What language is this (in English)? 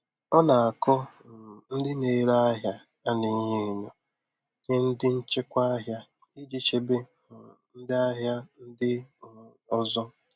Igbo